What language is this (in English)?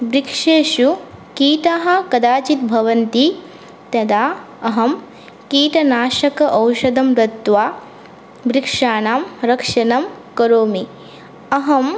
Sanskrit